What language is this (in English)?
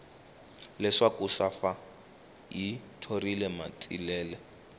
Tsonga